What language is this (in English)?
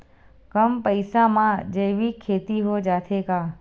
Chhattisgarhi